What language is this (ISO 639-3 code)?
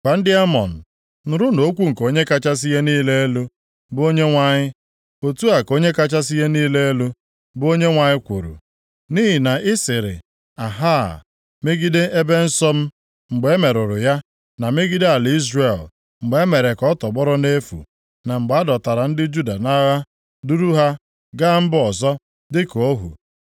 ibo